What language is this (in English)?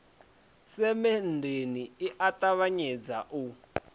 Venda